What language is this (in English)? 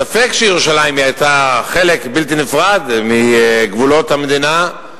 Hebrew